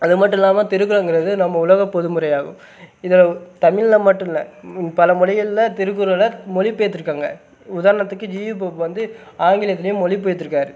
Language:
Tamil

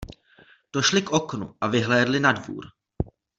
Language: Czech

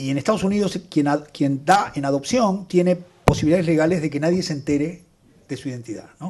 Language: Spanish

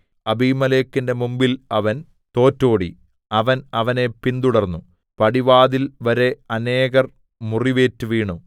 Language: Malayalam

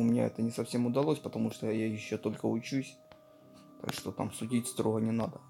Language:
Russian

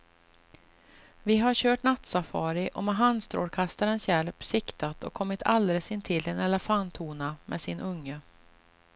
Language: Swedish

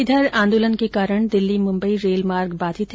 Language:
Hindi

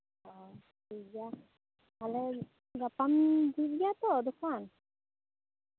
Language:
Santali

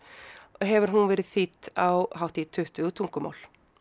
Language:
Icelandic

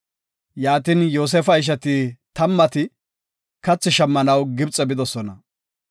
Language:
Gofa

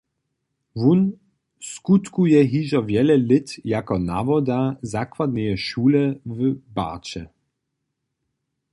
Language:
Upper Sorbian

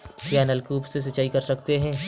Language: Hindi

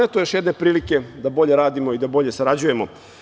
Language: Serbian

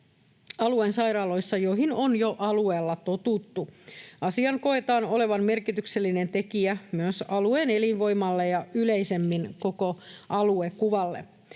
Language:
Finnish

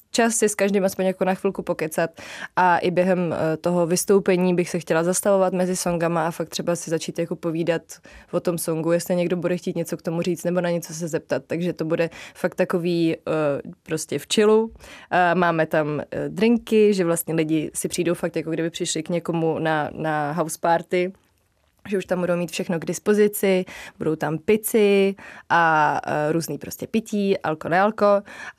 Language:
Czech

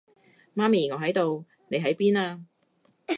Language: Cantonese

